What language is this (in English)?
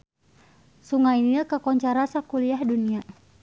Sundanese